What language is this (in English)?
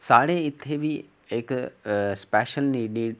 Dogri